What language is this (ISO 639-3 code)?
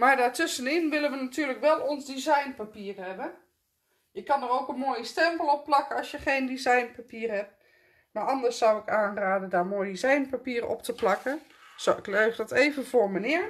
nld